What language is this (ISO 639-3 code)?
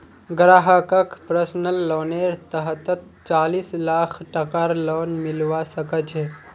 mag